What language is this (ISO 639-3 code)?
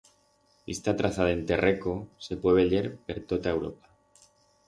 arg